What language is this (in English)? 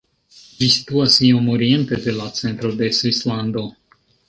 Esperanto